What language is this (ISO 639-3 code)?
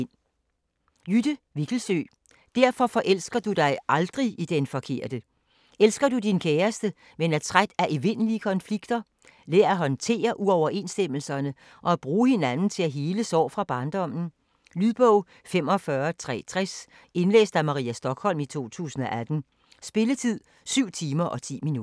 dan